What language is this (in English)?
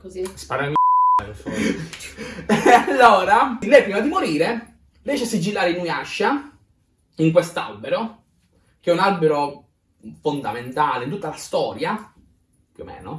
Italian